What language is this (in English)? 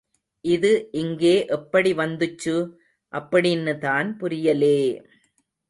Tamil